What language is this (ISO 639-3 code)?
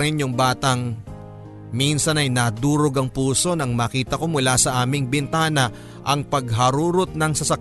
fil